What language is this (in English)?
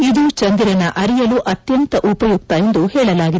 Kannada